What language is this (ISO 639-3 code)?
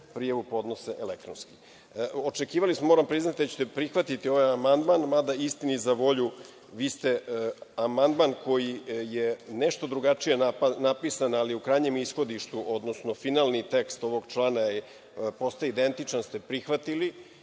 srp